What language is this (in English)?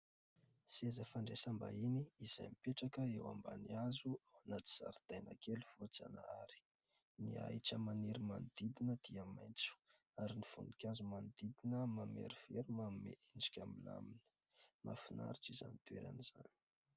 Malagasy